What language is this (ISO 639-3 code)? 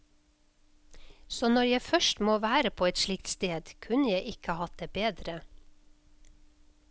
nor